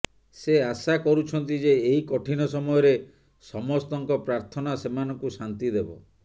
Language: Odia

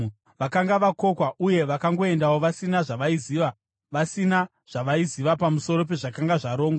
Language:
Shona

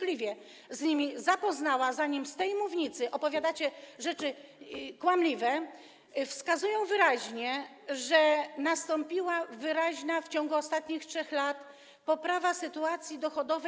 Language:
Polish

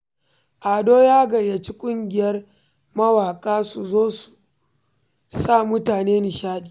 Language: Hausa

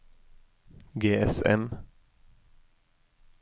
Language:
Norwegian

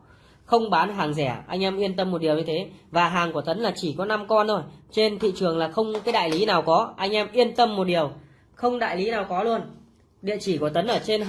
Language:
Vietnamese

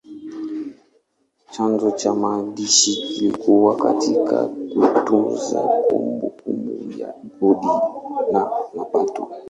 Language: Swahili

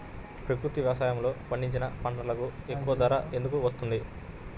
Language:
Telugu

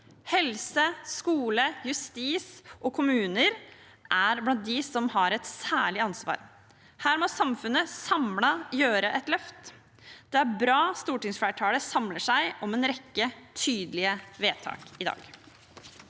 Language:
Norwegian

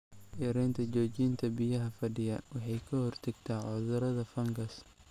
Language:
Somali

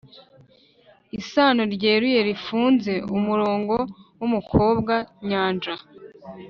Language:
Kinyarwanda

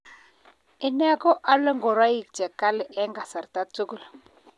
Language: Kalenjin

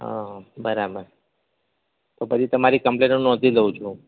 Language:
Gujarati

